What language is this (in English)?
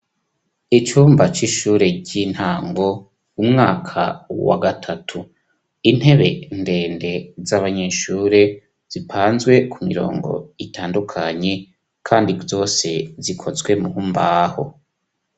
Rundi